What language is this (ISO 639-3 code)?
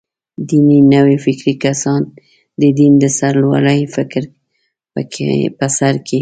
pus